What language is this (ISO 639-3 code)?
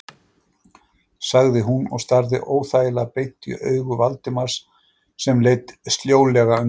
isl